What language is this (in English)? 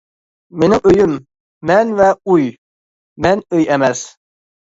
Uyghur